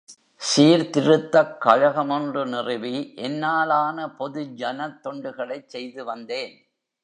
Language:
Tamil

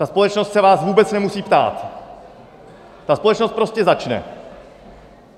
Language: Czech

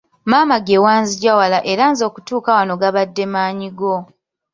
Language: Ganda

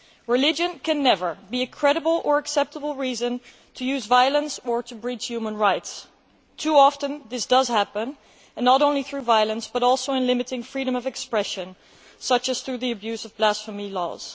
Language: English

